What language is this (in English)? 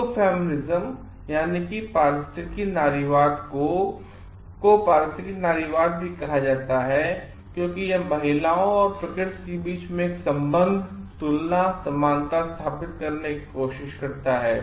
Hindi